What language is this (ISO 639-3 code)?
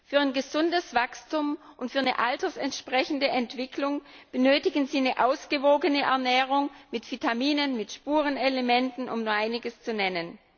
deu